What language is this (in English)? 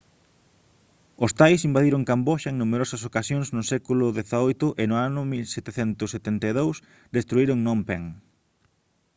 Galician